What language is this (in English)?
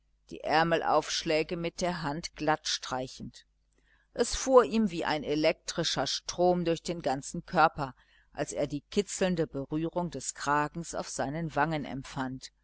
German